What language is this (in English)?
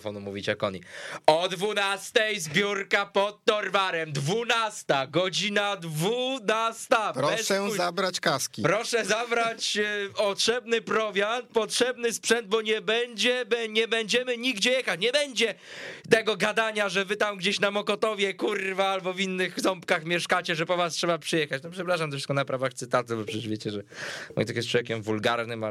Polish